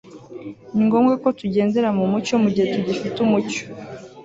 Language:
Kinyarwanda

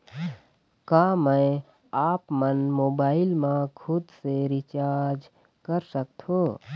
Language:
Chhattisgarhi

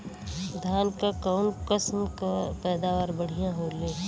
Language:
Bhojpuri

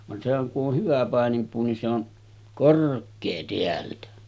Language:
Finnish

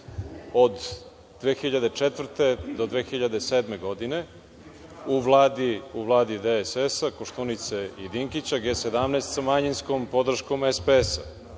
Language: Serbian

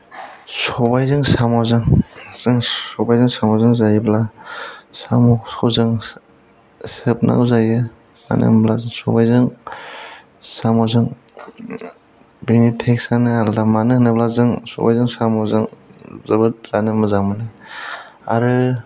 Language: Bodo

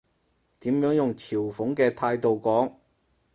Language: Cantonese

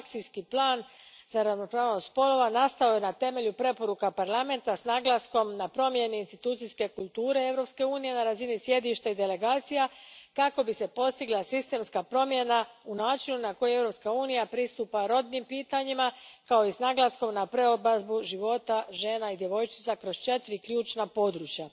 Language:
Croatian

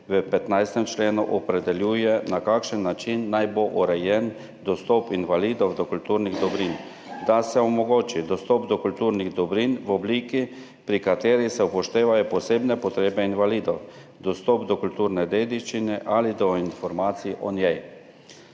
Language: Slovenian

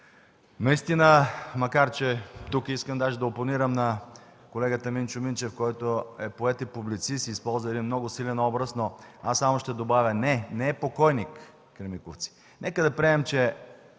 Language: Bulgarian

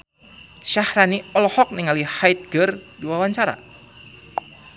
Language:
Sundanese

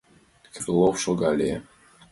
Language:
Mari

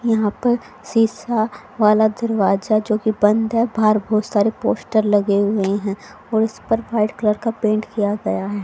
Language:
Hindi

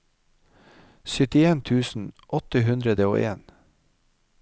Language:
Norwegian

